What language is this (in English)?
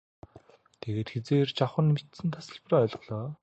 Mongolian